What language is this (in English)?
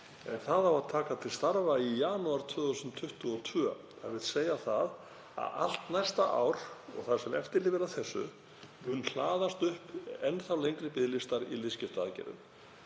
Icelandic